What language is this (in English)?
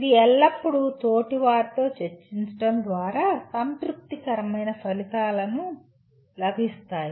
Telugu